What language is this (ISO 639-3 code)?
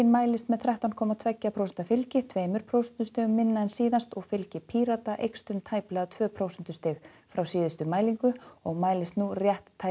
isl